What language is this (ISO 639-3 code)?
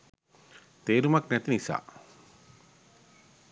sin